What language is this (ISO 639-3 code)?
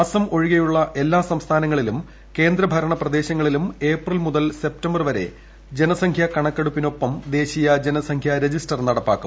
mal